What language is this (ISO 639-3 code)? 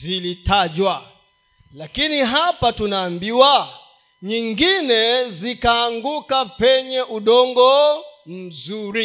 swa